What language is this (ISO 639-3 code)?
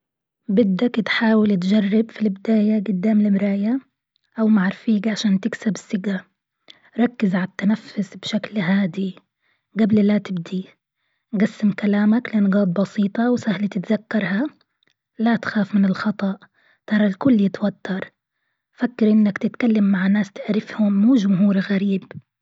afb